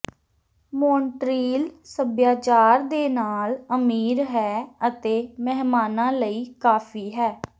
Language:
Punjabi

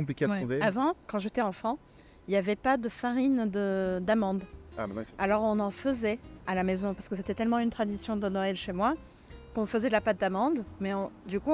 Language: French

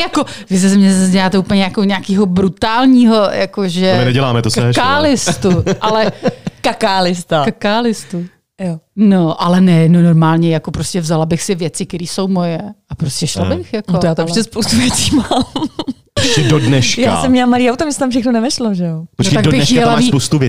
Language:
Czech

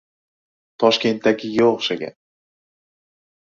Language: Uzbek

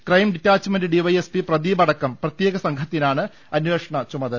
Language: Malayalam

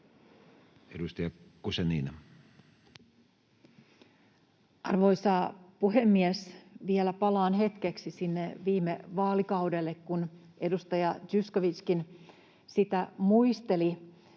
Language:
Finnish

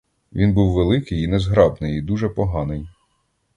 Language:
Ukrainian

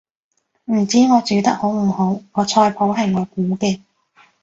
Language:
Cantonese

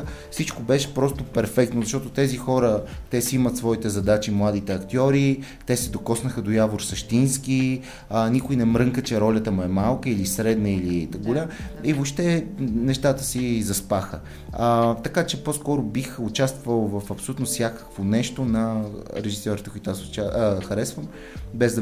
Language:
Bulgarian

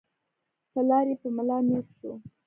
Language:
Pashto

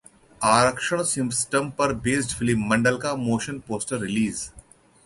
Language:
Hindi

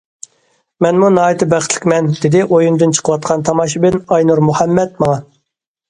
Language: Uyghur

